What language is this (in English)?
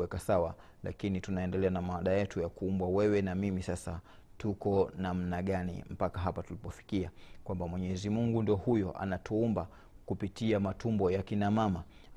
Swahili